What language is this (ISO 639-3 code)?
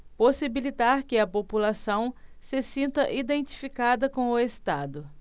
por